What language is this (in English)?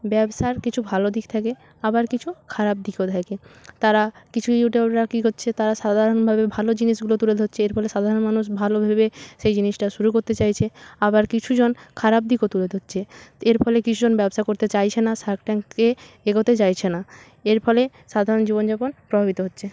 Bangla